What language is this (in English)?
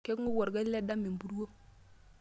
Masai